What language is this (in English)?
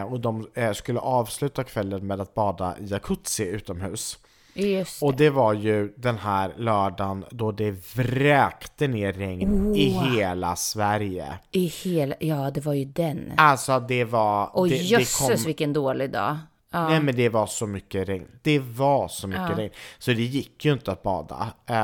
Swedish